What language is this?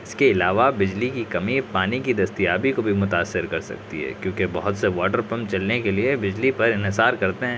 Urdu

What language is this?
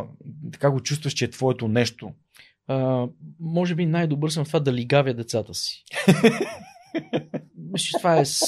Bulgarian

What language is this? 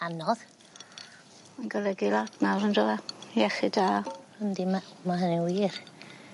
Welsh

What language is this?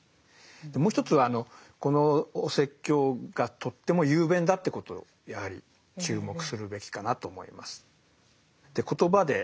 Japanese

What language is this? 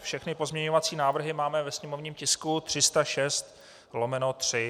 Czech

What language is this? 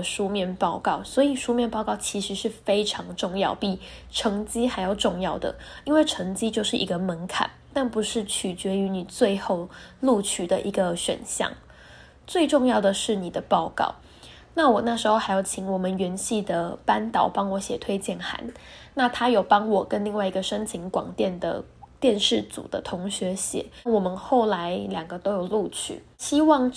Chinese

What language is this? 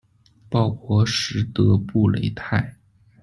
Chinese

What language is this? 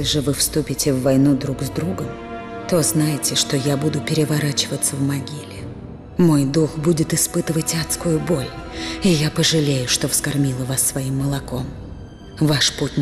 Russian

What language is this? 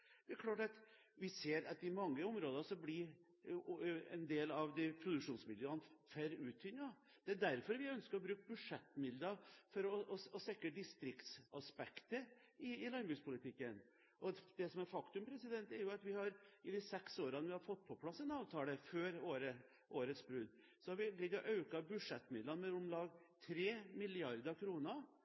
Norwegian Bokmål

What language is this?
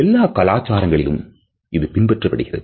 Tamil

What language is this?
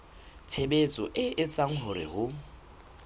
Southern Sotho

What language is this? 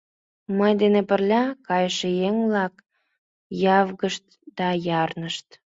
Mari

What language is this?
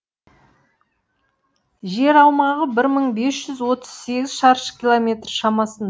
Kazakh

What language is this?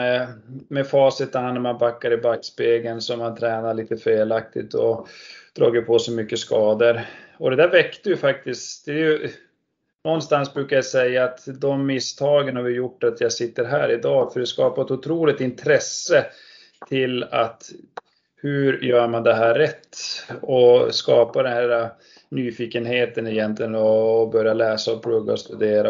Swedish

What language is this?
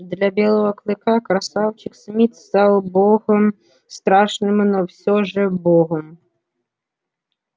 Russian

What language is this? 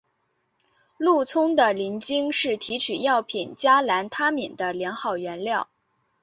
Chinese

